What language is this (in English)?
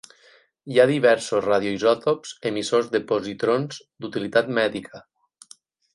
Catalan